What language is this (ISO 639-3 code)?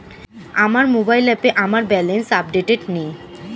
ben